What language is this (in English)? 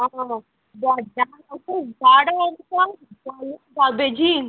Konkani